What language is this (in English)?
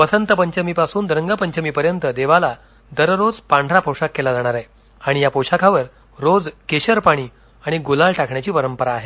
Marathi